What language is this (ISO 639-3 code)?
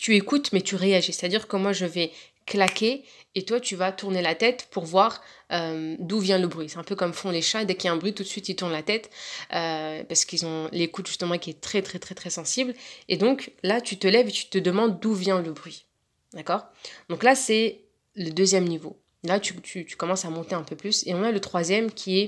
fra